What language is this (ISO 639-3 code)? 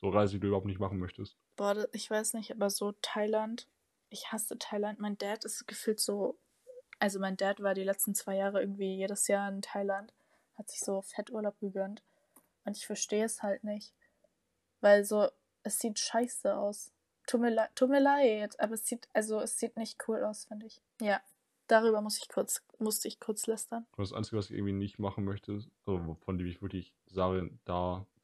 deu